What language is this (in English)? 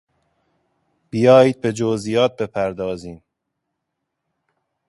Persian